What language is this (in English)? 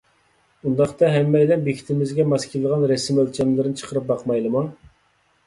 Uyghur